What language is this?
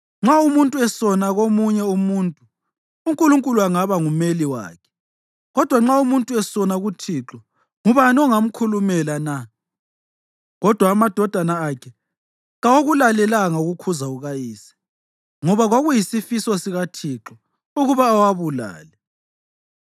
North Ndebele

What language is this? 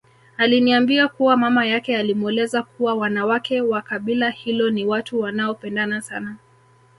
Swahili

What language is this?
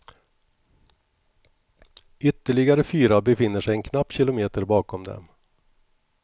Swedish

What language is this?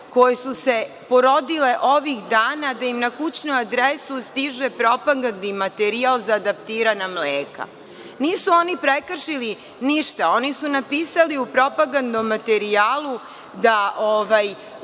Serbian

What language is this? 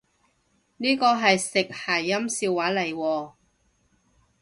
Cantonese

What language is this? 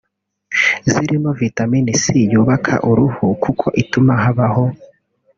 Kinyarwanda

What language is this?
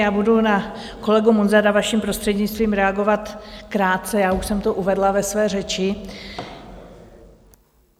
Czech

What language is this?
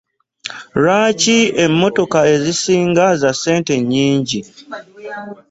Ganda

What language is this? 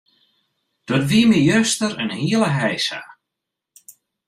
Western Frisian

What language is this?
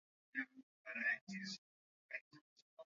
Swahili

